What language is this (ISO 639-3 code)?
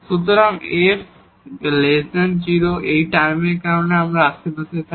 ben